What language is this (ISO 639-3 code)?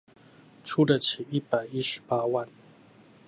zho